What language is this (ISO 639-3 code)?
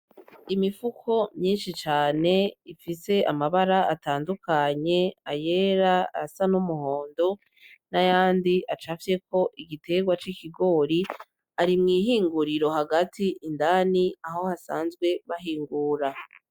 run